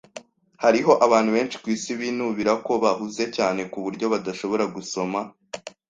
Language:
Kinyarwanda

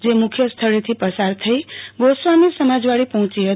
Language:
Gujarati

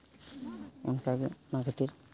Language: Santali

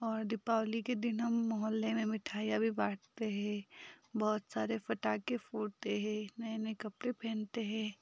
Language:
Hindi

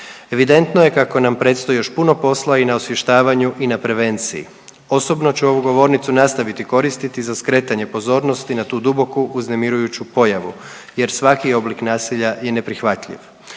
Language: Croatian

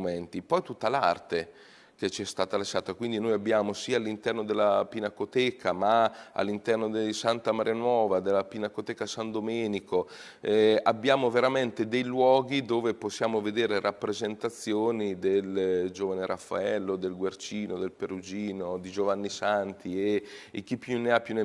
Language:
Italian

